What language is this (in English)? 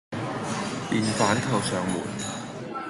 Cantonese